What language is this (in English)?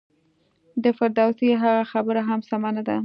Pashto